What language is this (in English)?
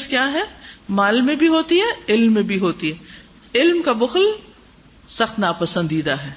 Urdu